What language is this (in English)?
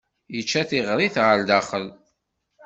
Kabyle